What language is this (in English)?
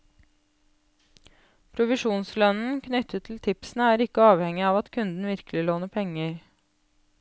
Norwegian